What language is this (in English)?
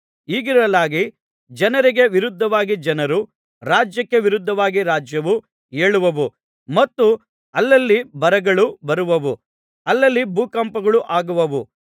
Kannada